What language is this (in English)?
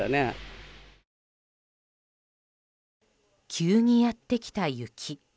Japanese